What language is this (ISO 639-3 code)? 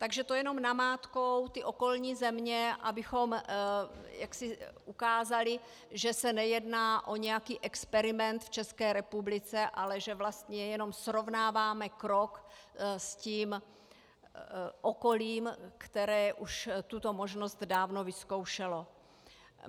ces